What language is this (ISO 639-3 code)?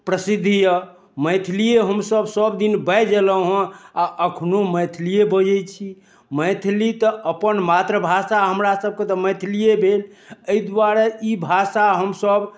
mai